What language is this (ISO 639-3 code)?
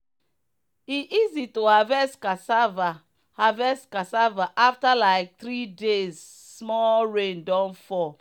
pcm